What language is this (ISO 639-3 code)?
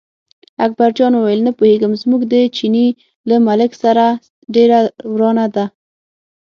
pus